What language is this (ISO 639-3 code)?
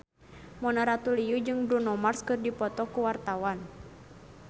sun